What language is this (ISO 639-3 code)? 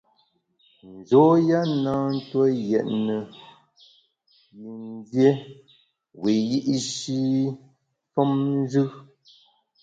bax